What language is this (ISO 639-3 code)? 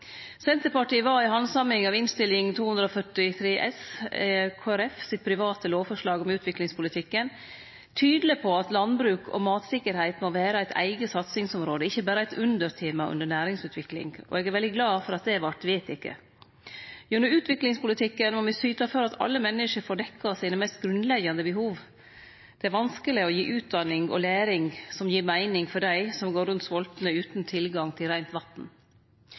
nno